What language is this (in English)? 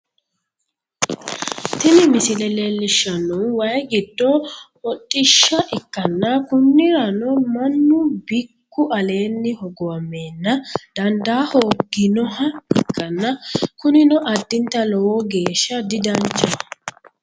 Sidamo